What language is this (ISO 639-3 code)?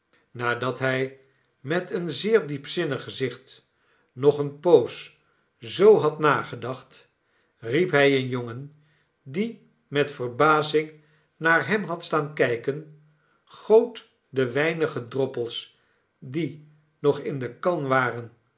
nld